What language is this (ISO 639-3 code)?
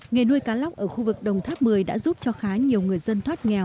vie